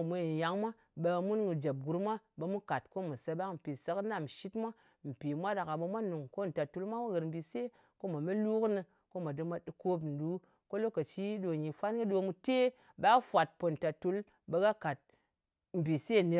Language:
Ngas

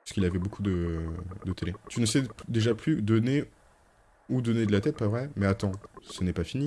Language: French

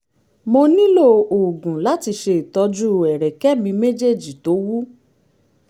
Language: Yoruba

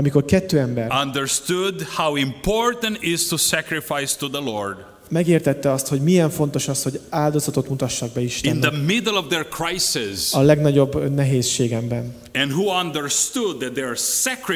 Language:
Hungarian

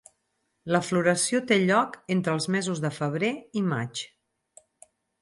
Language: Catalan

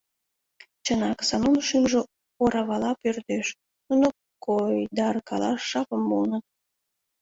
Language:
Mari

